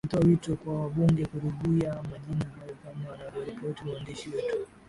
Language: Swahili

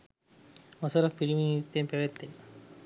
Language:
Sinhala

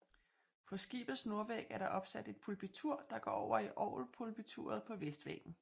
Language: Danish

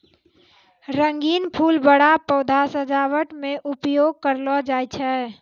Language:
Maithili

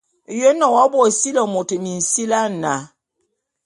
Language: Bulu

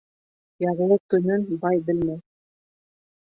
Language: Bashkir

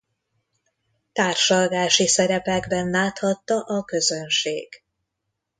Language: Hungarian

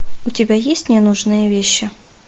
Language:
Russian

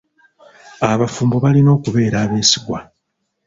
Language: Ganda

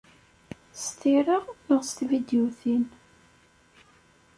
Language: Kabyle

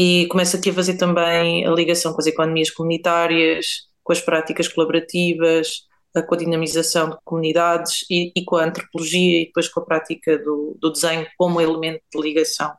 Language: Portuguese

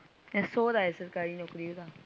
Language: Punjabi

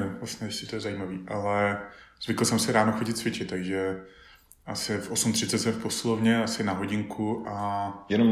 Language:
Czech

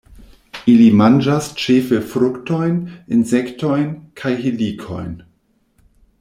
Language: Esperanto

